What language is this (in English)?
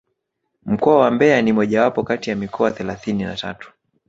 Swahili